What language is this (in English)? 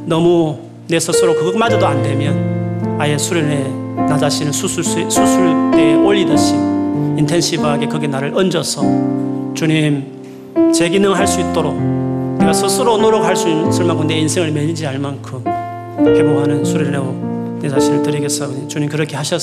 Korean